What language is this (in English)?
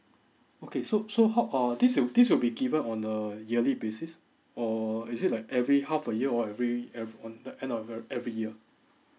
English